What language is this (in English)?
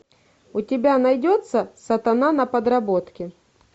Russian